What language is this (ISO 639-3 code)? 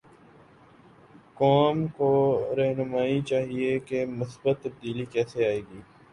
urd